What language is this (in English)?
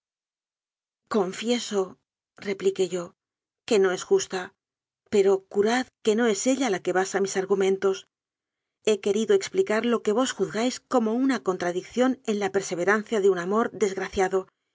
Spanish